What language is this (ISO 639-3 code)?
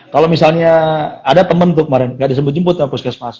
ind